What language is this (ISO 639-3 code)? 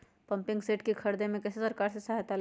mag